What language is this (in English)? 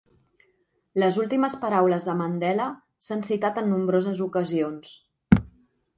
Catalan